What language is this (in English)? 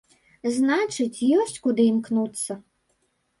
Belarusian